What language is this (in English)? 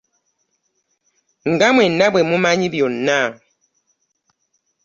Ganda